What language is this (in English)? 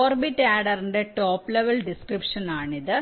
Malayalam